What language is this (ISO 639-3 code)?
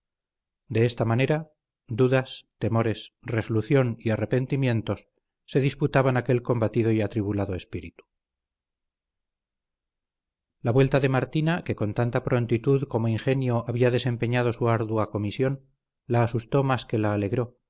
spa